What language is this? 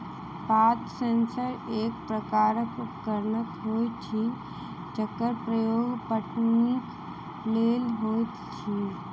Maithili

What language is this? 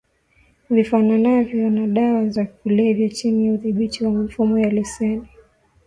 Swahili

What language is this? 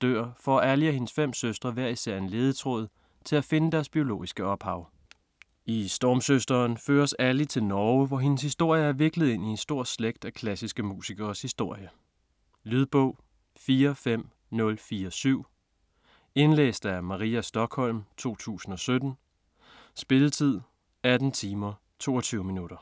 Danish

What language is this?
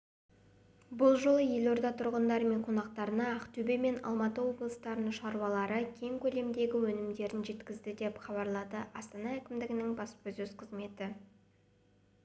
Kazakh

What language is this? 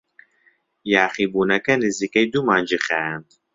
Central Kurdish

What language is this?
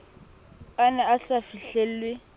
Southern Sotho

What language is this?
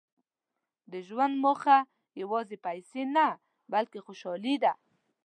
Pashto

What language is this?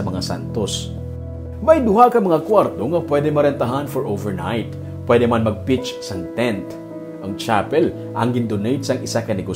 Filipino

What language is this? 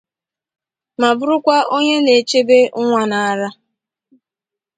Igbo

